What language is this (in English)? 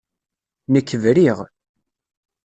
Kabyle